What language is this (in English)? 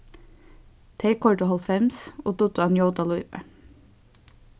Faroese